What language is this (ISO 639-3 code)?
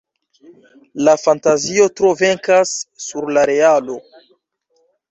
epo